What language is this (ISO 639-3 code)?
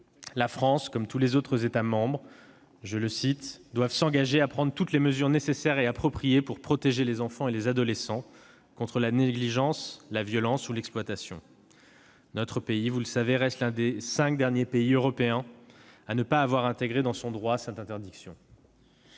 fra